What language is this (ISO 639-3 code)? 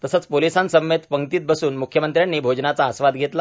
mar